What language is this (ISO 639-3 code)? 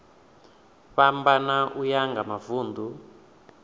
ven